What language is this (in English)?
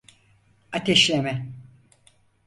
Turkish